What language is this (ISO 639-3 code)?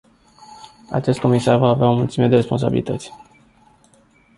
ron